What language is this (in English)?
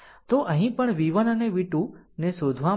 Gujarati